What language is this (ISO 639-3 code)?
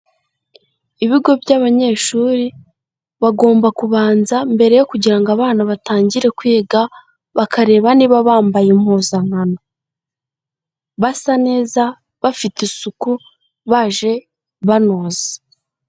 kin